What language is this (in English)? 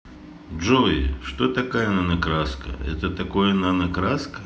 Russian